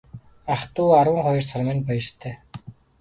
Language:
Mongolian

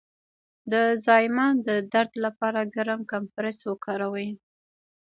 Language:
Pashto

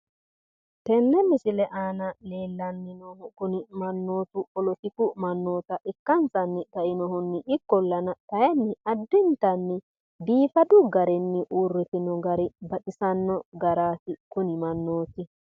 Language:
Sidamo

